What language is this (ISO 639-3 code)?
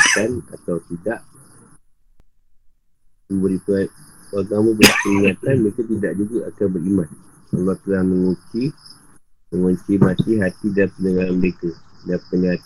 msa